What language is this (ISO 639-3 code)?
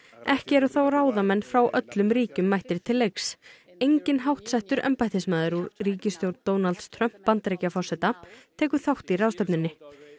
isl